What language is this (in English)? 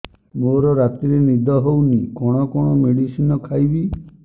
Odia